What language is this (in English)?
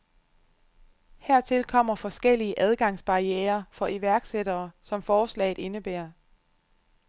Danish